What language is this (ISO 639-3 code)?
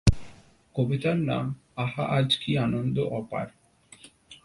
ben